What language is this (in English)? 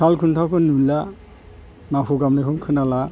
Bodo